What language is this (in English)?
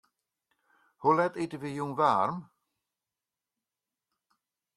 Western Frisian